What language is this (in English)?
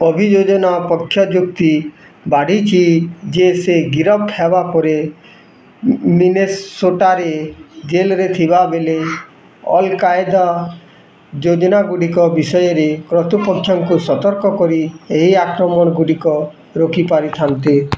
Odia